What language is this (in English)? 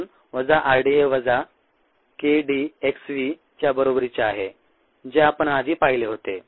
Marathi